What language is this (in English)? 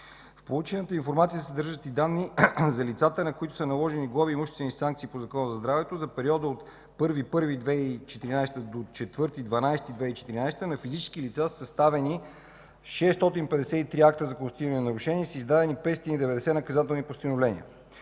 Bulgarian